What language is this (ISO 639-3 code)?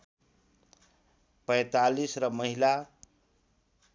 nep